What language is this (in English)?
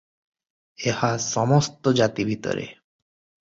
Odia